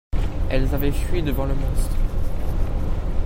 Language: French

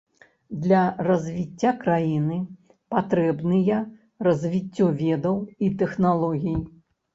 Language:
Belarusian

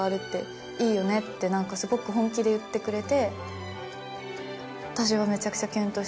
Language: Japanese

